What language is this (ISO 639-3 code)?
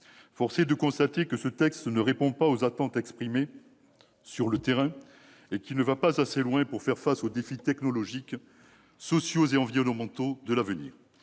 fra